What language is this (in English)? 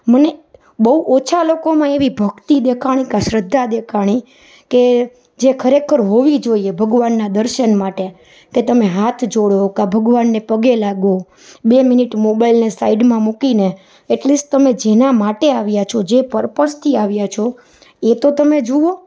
Gujarati